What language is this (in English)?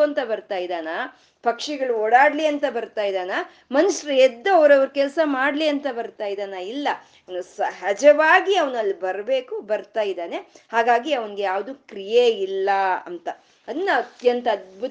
Kannada